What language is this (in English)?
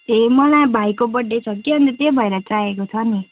Nepali